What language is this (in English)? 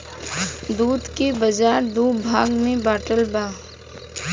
Bhojpuri